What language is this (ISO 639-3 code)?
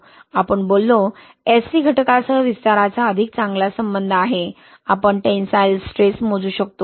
mar